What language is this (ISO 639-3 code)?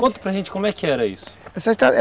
por